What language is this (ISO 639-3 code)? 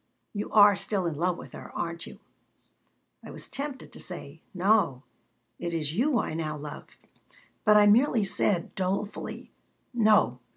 eng